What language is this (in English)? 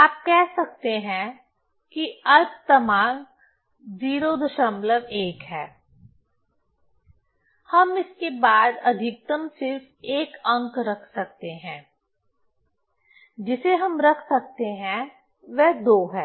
Hindi